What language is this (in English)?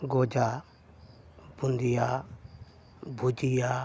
Santali